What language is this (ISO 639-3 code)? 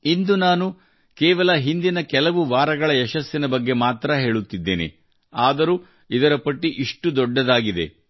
kan